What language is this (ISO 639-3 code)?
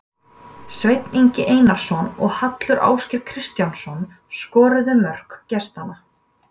isl